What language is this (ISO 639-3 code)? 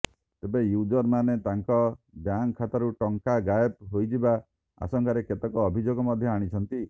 ori